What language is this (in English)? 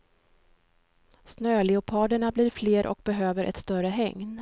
Swedish